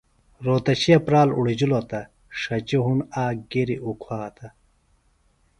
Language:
Phalura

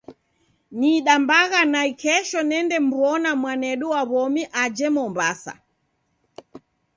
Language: Taita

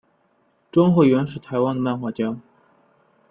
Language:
Chinese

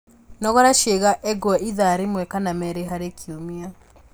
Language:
Kikuyu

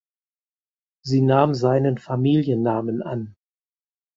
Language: German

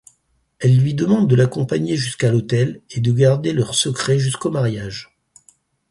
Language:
French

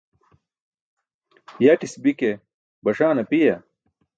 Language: Burushaski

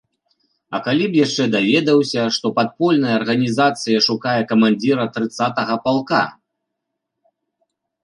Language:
Belarusian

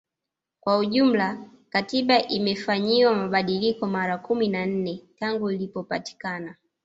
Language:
Swahili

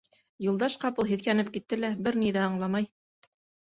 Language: Bashkir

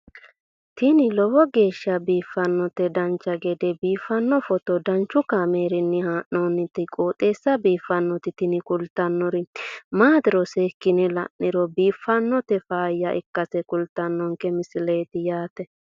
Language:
Sidamo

